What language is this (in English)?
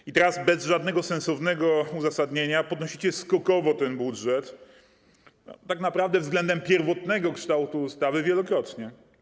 Polish